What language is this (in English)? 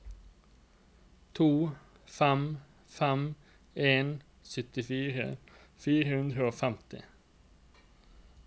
Norwegian